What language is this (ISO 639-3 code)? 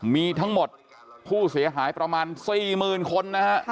tha